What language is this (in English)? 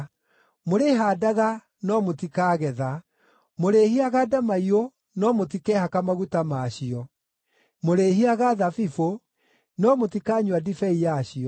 Kikuyu